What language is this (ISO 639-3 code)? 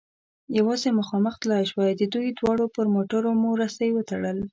pus